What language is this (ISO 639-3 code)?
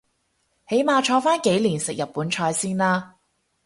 yue